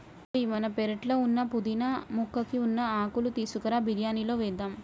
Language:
Telugu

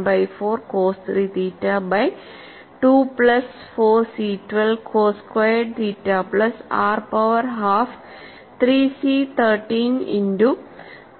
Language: Malayalam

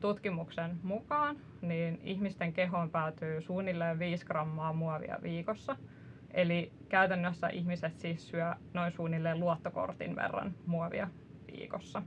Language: Finnish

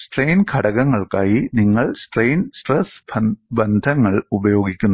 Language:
Malayalam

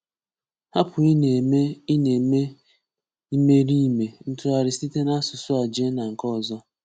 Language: Igbo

